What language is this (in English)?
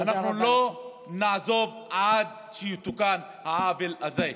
Hebrew